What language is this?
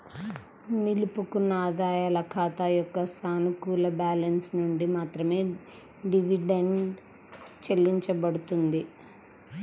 Telugu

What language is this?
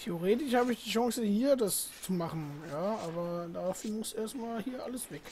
German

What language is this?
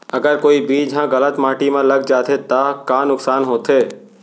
Chhattisgarhi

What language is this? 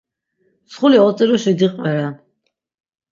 Laz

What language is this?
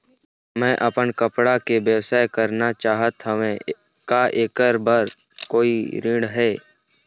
Chhattisgarhi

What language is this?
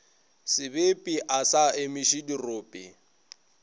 Northern Sotho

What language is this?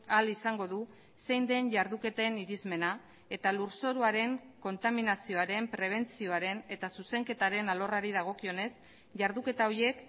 Basque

